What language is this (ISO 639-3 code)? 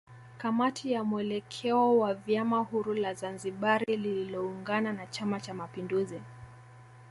swa